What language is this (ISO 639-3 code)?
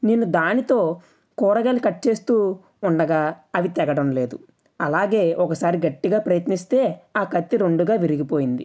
tel